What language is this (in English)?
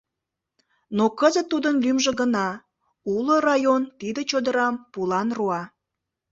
Mari